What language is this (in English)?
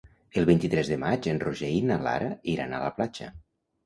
Catalan